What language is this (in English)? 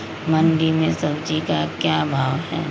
Magahi